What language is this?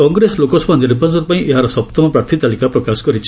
Odia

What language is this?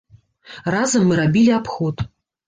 Belarusian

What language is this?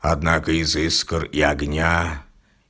Russian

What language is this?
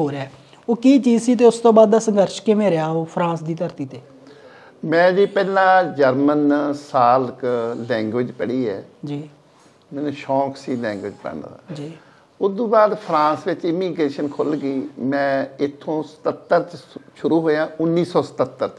Punjabi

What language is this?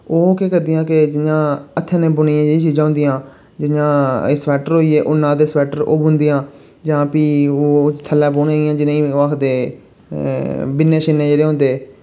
Dogri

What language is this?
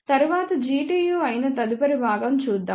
Telugu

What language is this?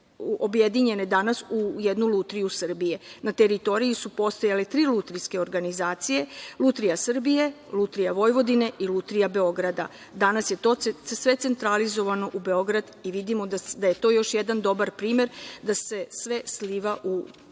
Serbian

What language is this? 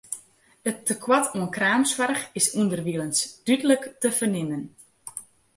Western Frisian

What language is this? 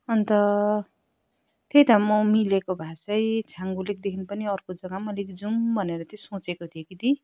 Nepali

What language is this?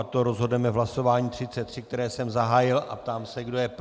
Czech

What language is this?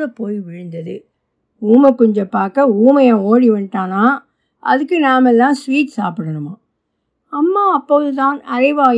Tamil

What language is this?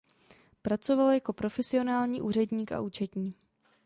Czech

